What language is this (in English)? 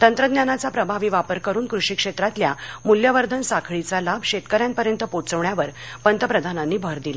Marathi